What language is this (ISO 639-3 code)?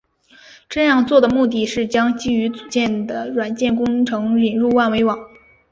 zho